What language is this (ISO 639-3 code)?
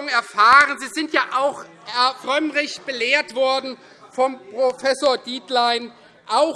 deu